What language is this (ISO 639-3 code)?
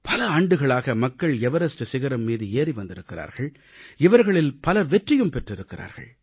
tam